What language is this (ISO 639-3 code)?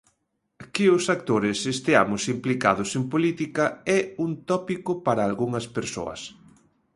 glg